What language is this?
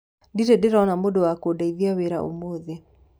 Kikuyu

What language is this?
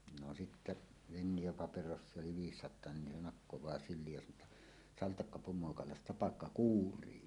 Finnish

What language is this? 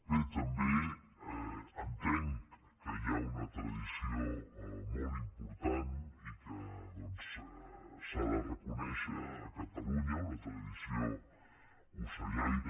Catalan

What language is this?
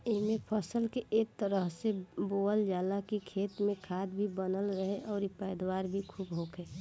Bhojpuri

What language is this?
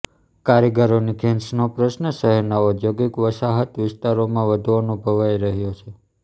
Gujarati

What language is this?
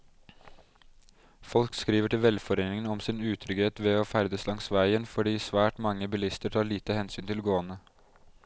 Norwegian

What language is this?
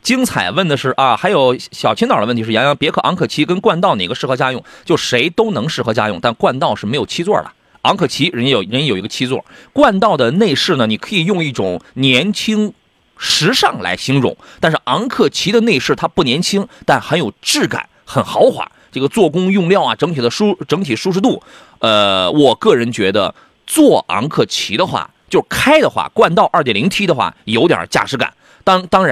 Chinese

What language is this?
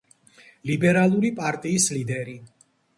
Georgian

